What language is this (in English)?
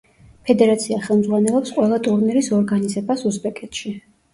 Georgian